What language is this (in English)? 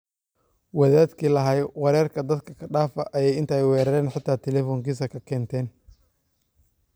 Somali